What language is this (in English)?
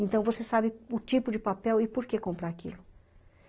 Portuguese